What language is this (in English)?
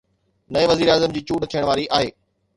Sindhi